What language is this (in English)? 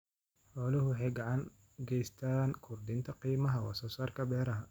Somali